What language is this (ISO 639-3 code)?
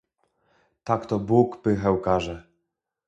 pol